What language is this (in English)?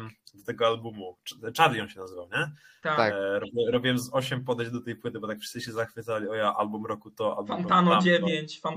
Polish